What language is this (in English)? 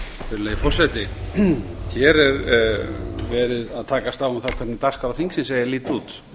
Icelandic